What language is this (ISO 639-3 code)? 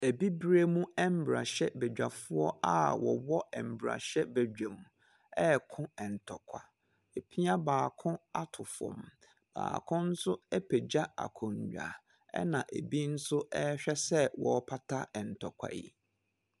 aka